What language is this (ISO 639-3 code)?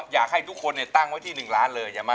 tha